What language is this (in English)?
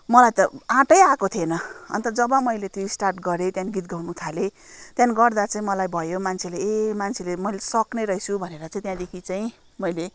Nepali